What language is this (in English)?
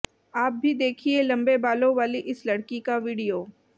Hindi